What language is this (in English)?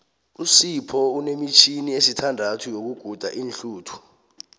South Ndebele